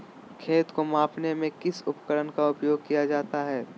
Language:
Magahi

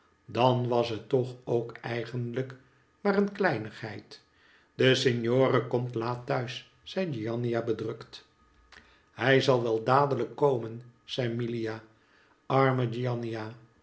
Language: Dutch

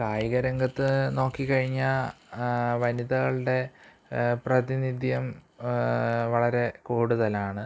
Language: Malayalam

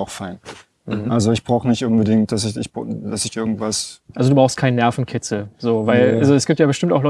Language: German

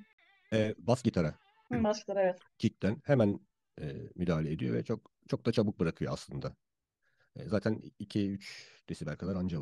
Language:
Turkish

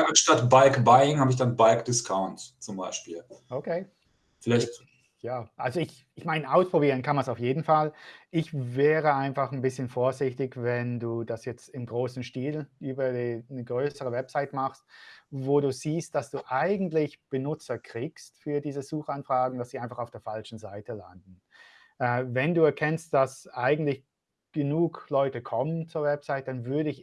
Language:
German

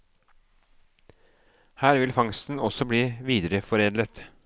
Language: Norwegian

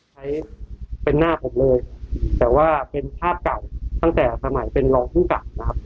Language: Thai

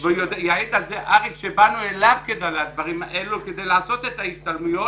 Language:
Hebrew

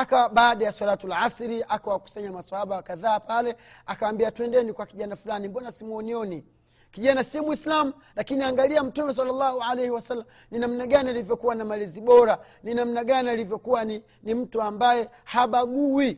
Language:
Swahili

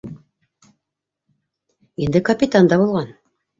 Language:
Bashkir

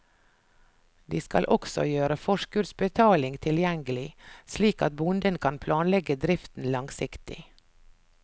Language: Norwegian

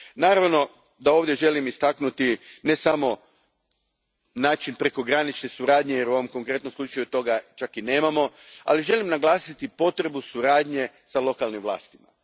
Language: Croatian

